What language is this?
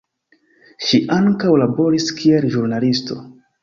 Esperanto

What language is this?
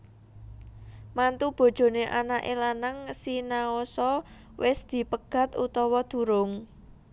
Javanese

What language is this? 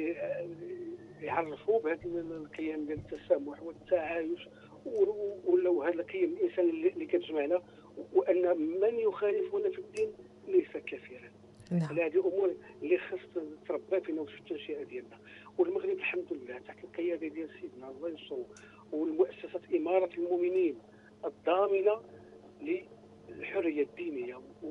Arabic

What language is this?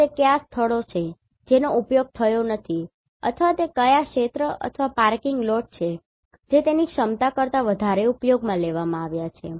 Gujarati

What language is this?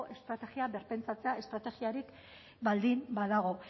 Basque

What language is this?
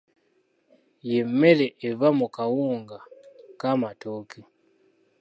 Ganda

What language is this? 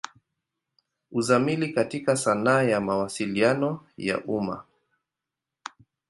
Swahili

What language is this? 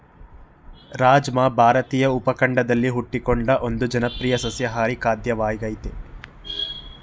Kannada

